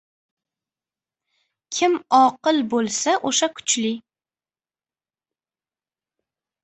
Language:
Uzbek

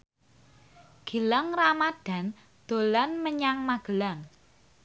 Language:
Javanese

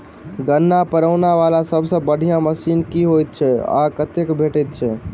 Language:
Maithili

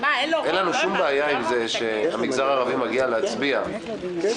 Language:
Hebrew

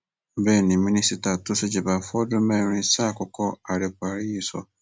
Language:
Yoruba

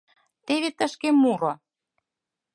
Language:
Mari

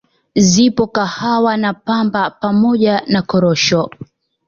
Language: Swahili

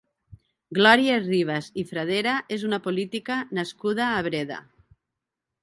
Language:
Catalan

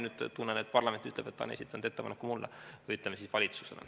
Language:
Estonian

